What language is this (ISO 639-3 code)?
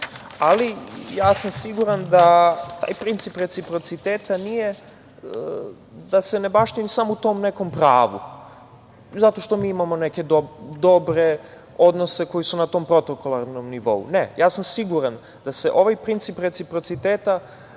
srp